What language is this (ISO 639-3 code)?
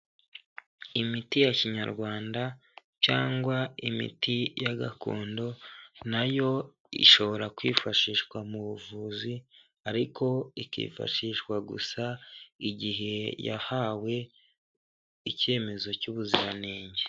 kin